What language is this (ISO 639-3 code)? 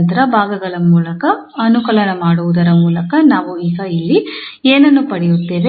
kan